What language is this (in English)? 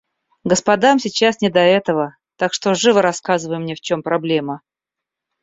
Russian